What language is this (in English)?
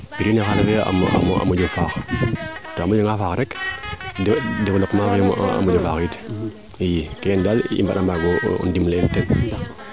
Serer